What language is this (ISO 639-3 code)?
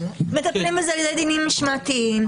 heb